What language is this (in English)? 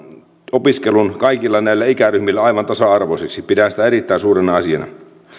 Finnish